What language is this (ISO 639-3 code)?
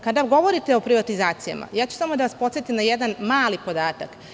srp